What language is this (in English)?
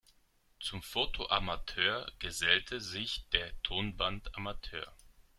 German